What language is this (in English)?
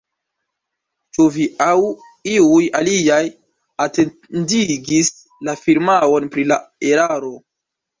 Esperanto